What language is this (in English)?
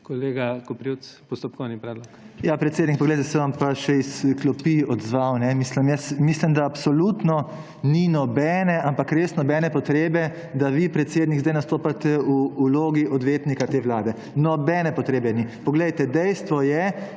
Slovenian